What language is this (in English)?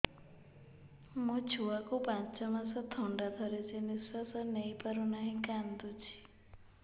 Odia